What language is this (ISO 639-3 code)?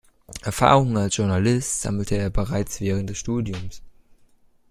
deu